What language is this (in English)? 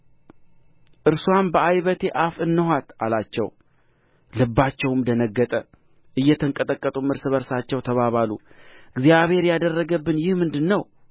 Amharic